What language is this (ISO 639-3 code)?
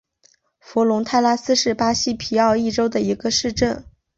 zho